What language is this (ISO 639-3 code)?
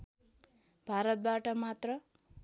nep